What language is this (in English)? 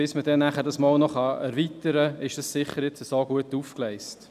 Swiss German